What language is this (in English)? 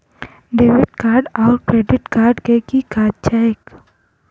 Maithili